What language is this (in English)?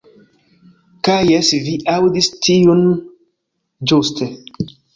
Esperanto